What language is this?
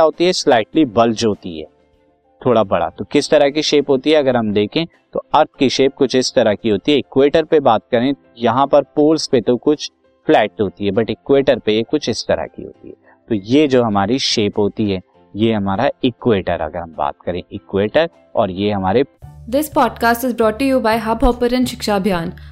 Hindi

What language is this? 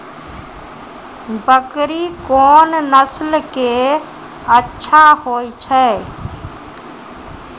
Maithili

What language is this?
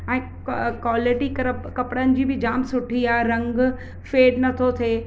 Sindhi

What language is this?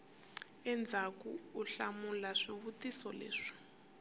Tsonga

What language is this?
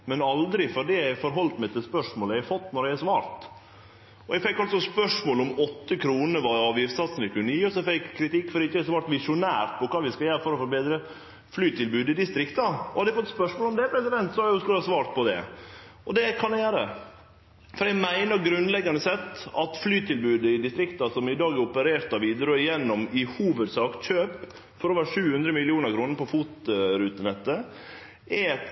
Norwegian Nynorsk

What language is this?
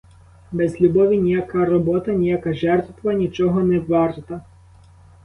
Ukrainian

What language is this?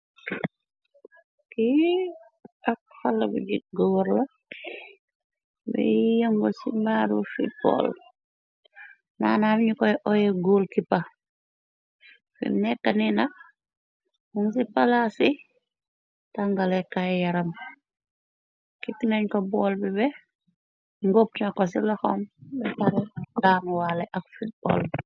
Wolof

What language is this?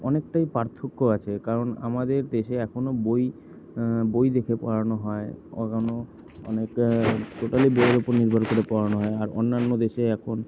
Bangla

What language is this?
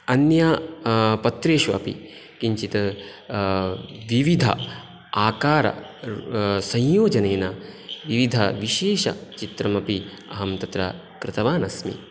Sanskrit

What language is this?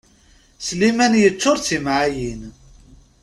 Kabyle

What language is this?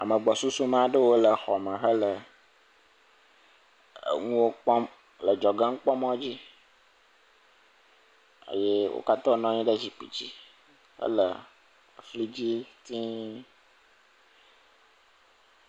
Ewe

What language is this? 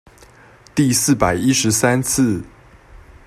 Chinese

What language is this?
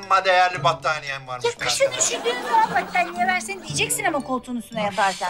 Turkish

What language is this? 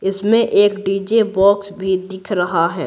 Hindi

